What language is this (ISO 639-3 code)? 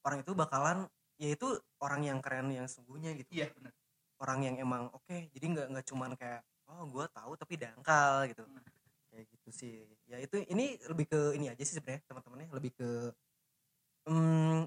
ind